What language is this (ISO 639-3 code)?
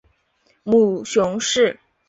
zho